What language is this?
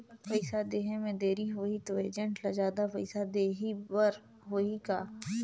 Chhattisgarhi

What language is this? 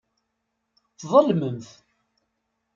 Kabyle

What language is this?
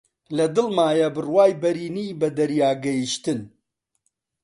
Central Kurdish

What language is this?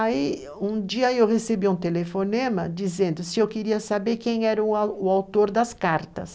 Portuguese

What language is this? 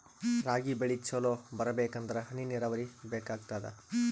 Kannada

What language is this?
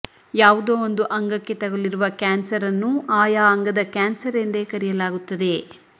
Kannada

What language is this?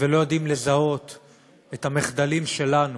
Hebrew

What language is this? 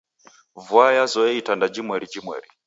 Taita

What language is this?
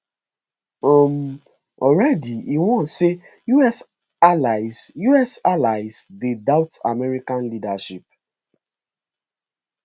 Nigerian Pidgin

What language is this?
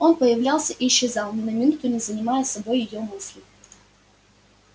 Russian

